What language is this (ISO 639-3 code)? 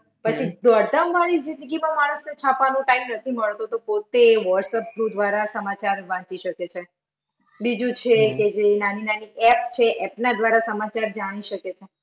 guj